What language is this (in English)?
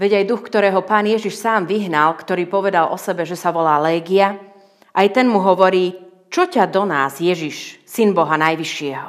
Slovak